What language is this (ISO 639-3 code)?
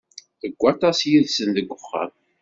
kab